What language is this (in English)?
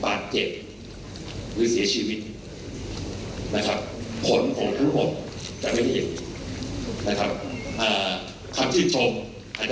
Thai